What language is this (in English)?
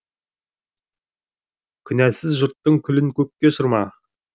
Kazakh